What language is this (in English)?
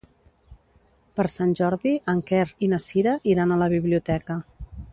Catalan